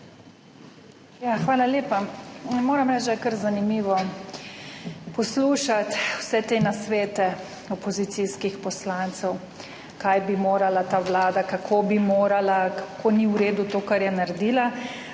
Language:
Slovenian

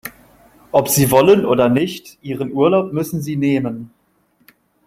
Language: German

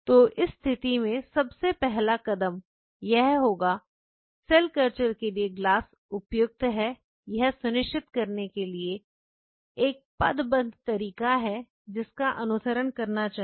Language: Hindi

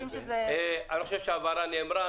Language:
Hebrew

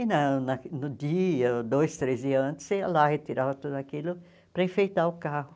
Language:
Portuguese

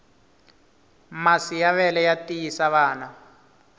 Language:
Tsonga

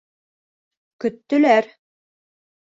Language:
Bashkir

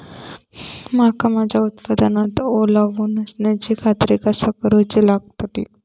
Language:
Marathi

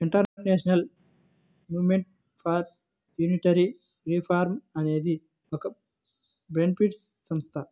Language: Telugu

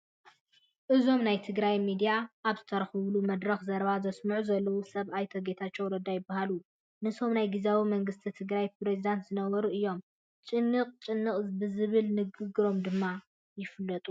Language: Tigrinya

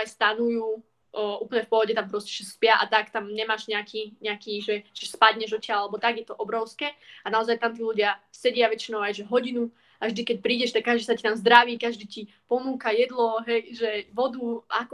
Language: Slovak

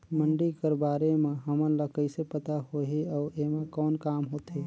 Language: Chhattisgarhi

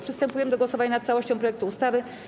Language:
Polish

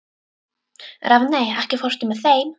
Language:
Icelandic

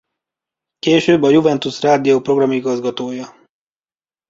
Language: Hungarian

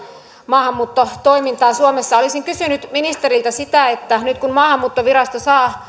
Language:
Finnish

